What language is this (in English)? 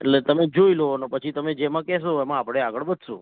Gujarati